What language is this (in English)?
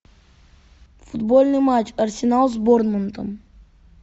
Russian